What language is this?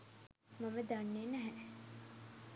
Sinhala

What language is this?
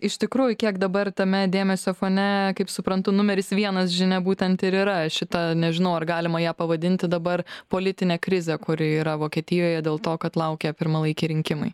Lithuanian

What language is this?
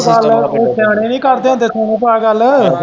Punjabi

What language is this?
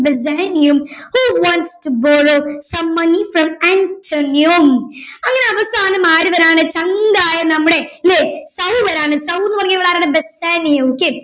Malayalam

